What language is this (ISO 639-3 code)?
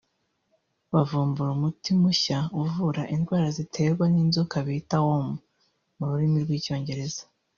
kin